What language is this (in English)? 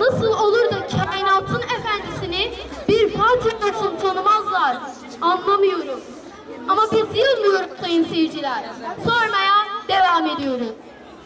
Turkish